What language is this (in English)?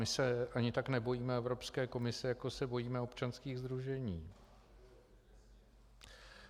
Czech